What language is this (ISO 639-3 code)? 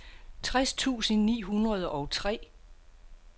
dan